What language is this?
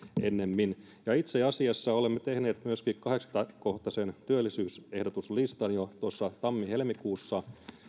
Finnish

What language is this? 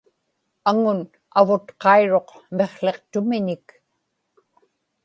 Inupiaq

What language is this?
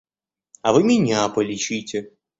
Russian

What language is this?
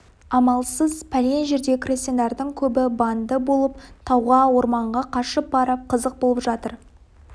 Kazakh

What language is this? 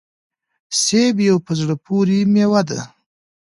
Pashto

